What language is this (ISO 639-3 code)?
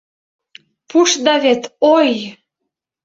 chm